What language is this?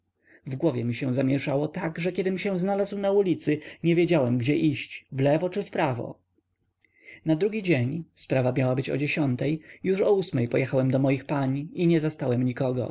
Polish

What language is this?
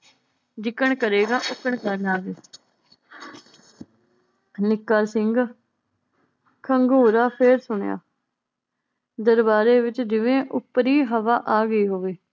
Punjabi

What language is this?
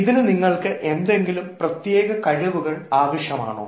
Malayalam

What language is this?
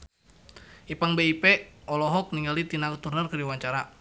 Sundanese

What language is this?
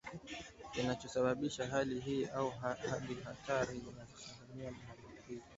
Swahili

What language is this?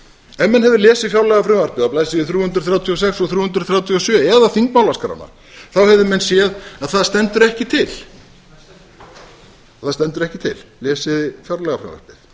Icelandic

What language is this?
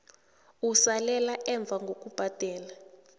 South Ndebele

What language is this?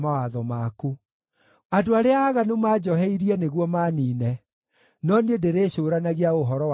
Kikuyu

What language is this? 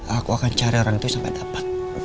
Indonesian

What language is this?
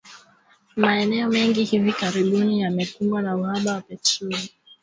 Swahili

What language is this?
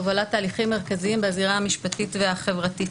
Hebrew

